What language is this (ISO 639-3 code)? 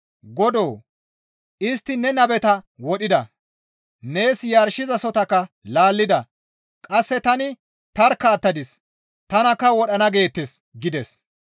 gmv